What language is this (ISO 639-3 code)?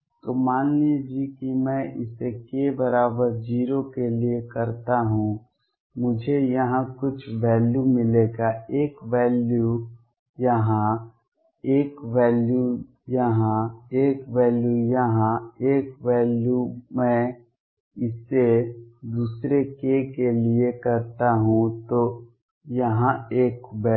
hin